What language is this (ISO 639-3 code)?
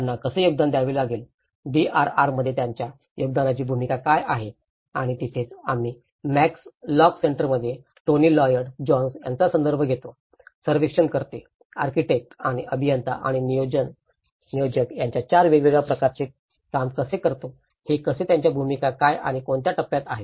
mar